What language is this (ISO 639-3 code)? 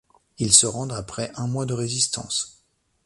fra